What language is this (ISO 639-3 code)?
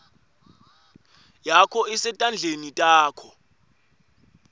ssw